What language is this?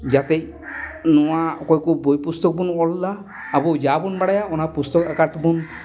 Santali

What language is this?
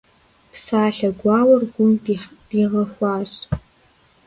Kabardian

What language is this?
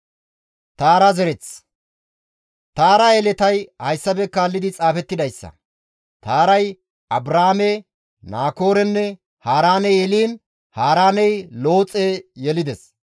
Gamo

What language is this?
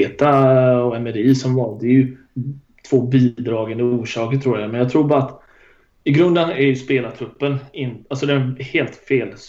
Swedish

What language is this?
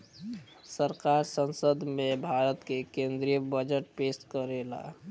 Bhojpuri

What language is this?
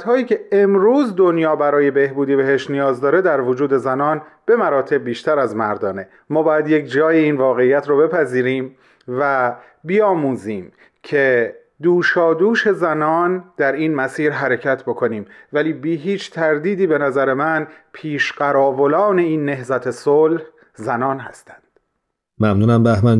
Persian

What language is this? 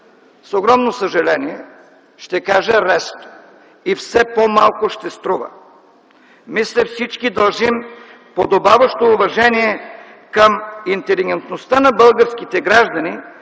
Bulgarian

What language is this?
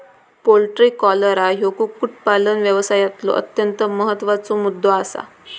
Marathi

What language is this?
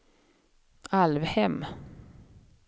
Swedish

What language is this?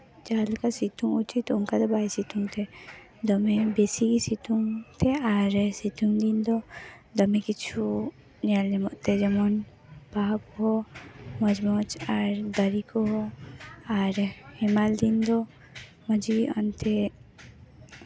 Santali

